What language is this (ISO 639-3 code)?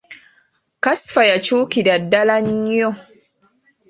lug